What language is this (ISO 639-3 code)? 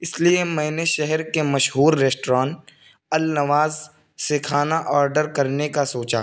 urd